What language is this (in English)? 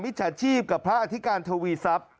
Thai